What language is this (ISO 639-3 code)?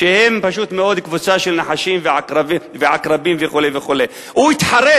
heb